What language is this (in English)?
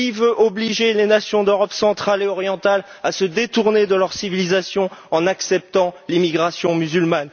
French